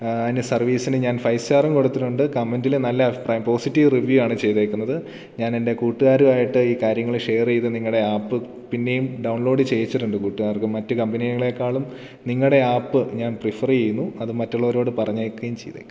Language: Malayalam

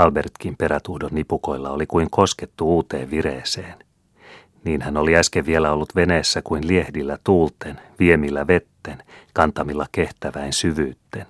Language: Finnish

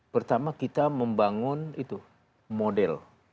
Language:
Indonesian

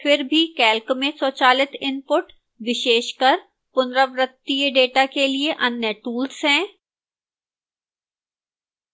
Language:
Hindi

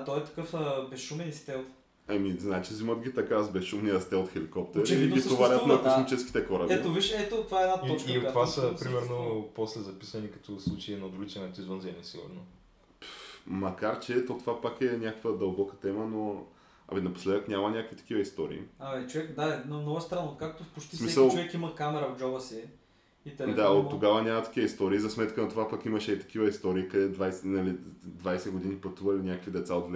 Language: Bulgarian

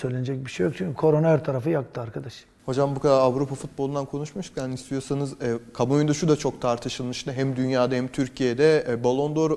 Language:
Turkish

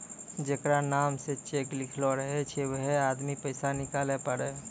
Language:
Maithili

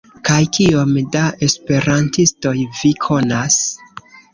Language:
Esperanto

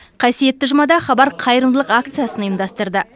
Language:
Kazakh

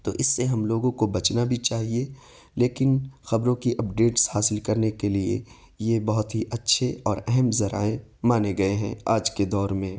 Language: Urdu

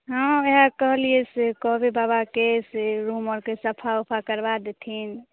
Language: Maithili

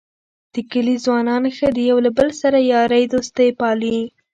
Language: Pashto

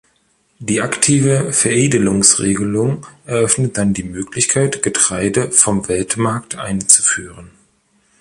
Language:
German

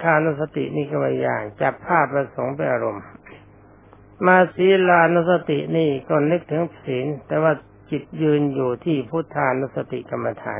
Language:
Thai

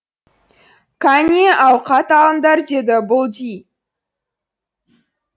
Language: Kazakh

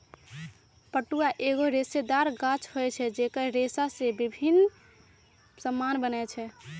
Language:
Magahi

